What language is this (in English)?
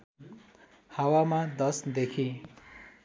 Nepali